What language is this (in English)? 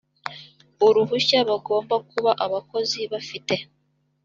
Kinyarwanda